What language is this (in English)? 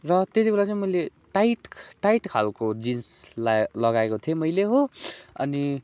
Nepali